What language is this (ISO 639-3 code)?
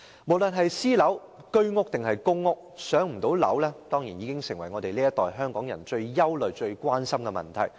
yue